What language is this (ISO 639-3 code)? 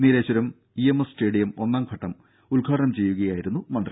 mal